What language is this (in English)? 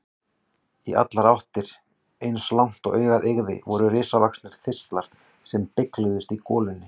Icelandic